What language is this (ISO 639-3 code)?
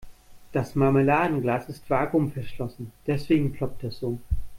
deu